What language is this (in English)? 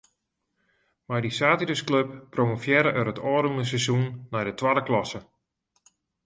Western Frisian